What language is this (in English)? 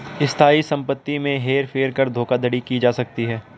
Hindi